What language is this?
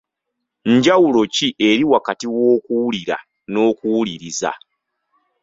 Ganda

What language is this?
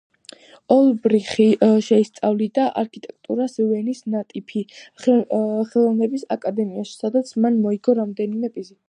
Georgian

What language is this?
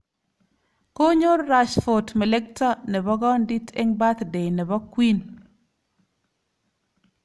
Kalenjin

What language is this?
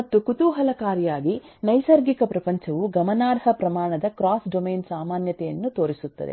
Kannada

